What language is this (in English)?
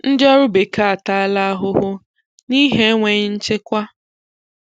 Igbo